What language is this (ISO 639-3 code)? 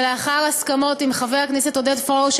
heb